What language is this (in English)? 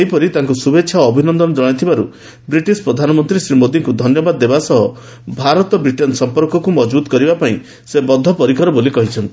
Odia